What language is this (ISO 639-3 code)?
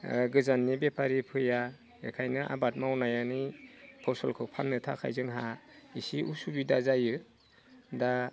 brx